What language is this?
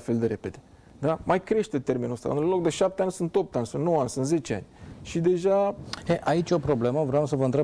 Romanian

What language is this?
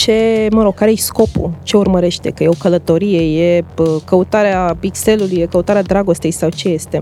Romanian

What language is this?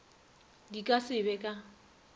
Northern Sotho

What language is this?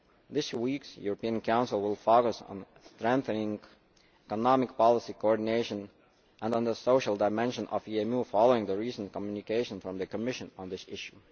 English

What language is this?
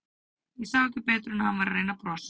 Icelandic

